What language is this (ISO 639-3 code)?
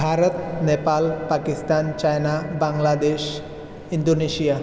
san